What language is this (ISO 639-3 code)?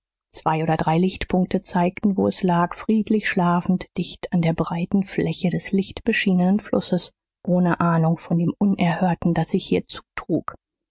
deu